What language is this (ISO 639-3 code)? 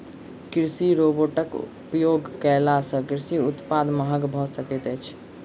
mai